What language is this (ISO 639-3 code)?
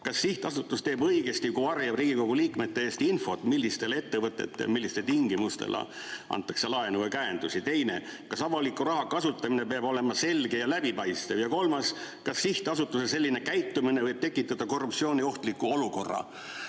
est